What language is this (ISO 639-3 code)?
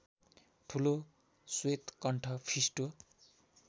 nep